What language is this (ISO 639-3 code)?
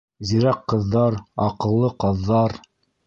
bak